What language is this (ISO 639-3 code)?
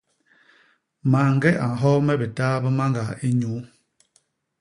bas